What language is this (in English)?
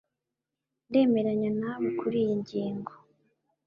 Kinyarwanda